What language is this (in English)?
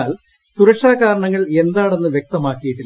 Malayalam